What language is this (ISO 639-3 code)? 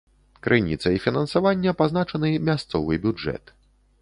bel